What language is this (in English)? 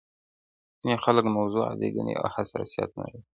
Pashto